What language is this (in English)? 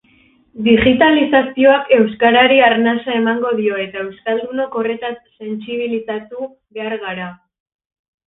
Basque